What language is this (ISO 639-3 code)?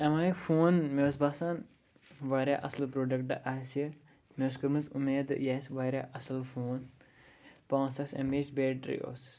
kas